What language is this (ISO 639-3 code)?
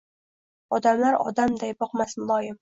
uzb